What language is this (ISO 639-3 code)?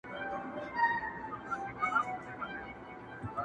pus